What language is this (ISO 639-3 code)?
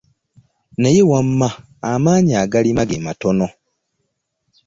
lug